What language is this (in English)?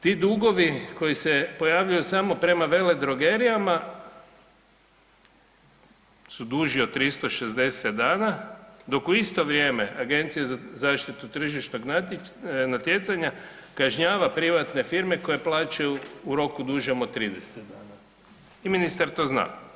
Croatian